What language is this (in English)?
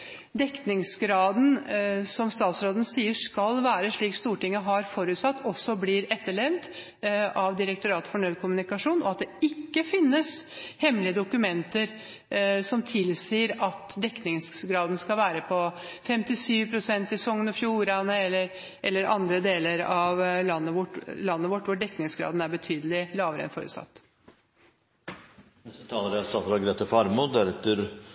Norwegian Bokmål